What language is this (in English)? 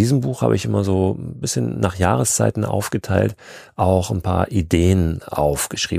German